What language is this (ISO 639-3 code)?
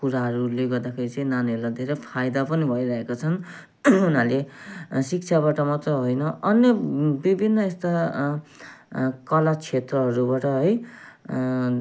nep